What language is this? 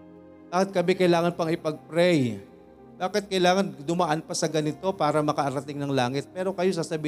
Filipino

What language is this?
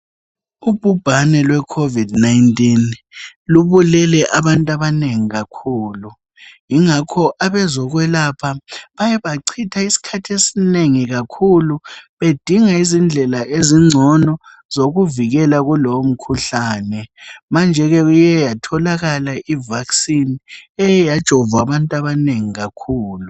North Ndebele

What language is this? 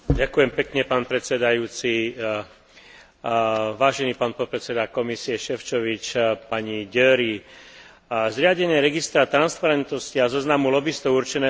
Slovak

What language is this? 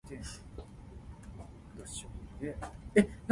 Min Nan Chinese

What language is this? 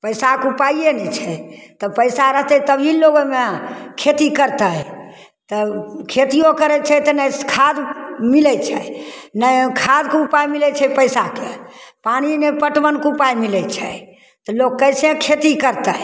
Maithili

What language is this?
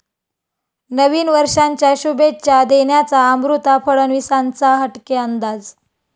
Marathi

